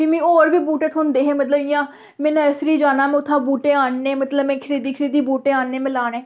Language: Dogri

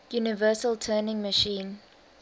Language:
English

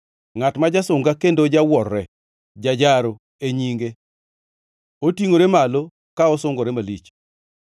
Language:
Luo (Kenya and Tanzania)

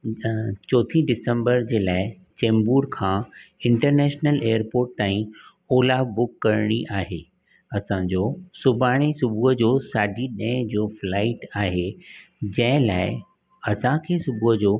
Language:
Sindhi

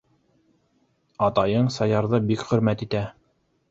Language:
Bashkir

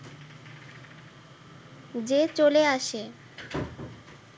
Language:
Bangla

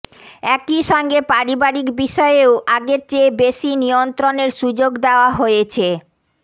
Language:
Bangla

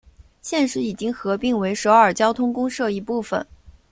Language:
Chinese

